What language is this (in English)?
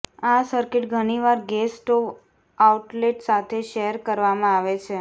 Gujarati